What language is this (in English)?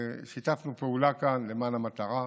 Hebrew